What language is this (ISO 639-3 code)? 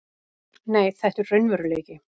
isl